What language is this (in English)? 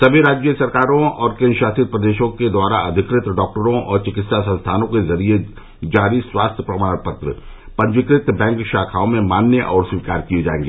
Hindi